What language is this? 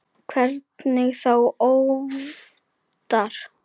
Icelandic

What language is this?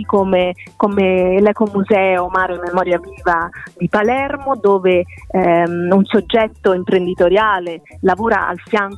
Italian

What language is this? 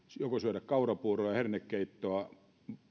Finnish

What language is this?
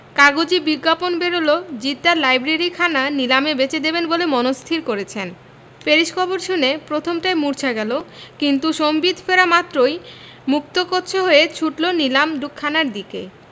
Bangla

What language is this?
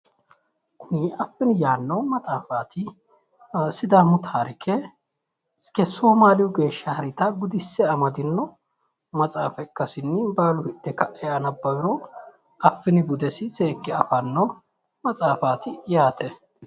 Sidamo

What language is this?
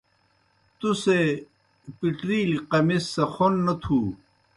Kohistani Shina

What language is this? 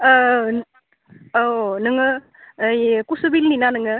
Bodo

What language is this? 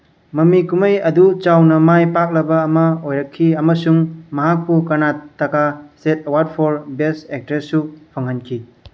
Manipuri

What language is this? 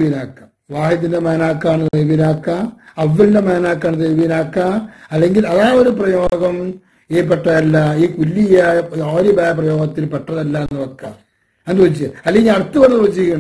Arabic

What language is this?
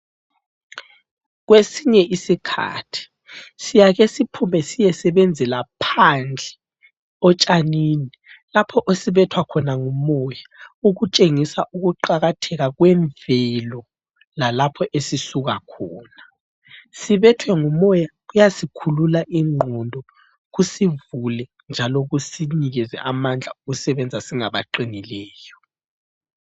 North Ndebele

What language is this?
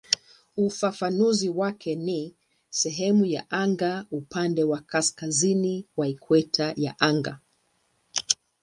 Swahili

